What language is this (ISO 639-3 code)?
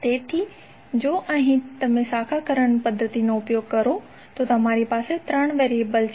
guj